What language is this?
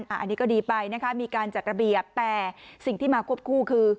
Thai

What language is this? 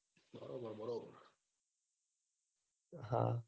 Gujarati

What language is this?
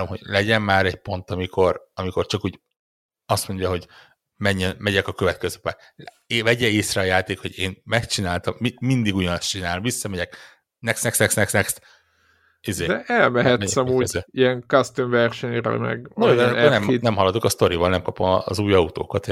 Hungarian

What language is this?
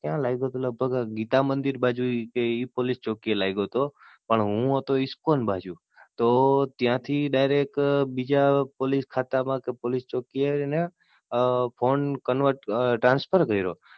Gujarati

